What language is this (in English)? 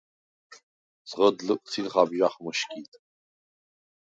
Svan